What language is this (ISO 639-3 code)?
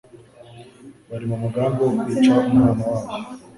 kin